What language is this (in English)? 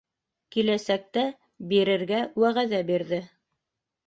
Bashkir